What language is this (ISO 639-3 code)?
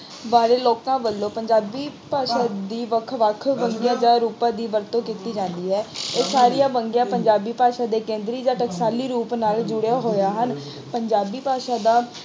pan